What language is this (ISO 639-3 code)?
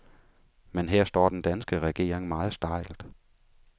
dan